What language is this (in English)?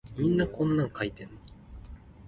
Min Nan Chinese